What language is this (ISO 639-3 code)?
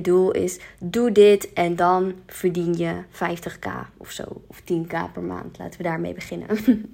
nld